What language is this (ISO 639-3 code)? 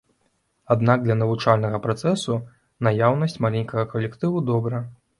bel